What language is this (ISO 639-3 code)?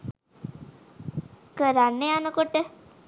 sin